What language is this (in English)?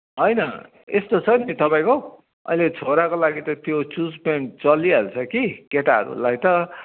Nepali